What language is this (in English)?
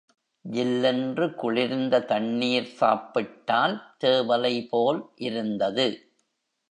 Tamil